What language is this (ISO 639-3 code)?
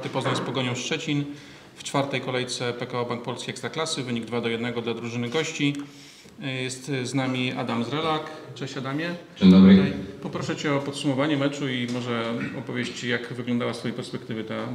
pol